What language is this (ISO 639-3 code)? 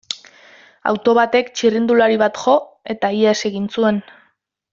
eus